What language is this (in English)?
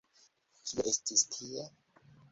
Esperanto